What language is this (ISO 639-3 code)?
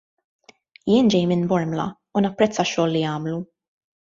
mlt